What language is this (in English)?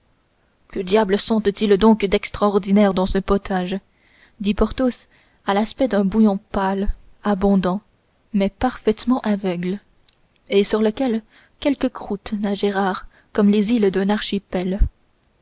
French